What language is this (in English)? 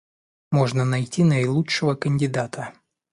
Russian